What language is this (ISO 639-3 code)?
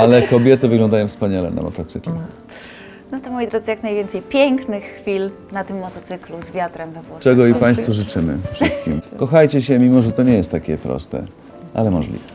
pol